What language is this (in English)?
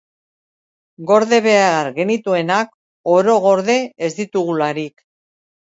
Basque